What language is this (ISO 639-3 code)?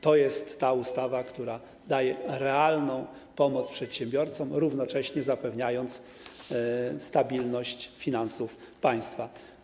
pol